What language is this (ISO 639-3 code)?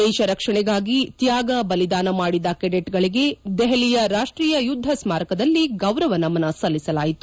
kan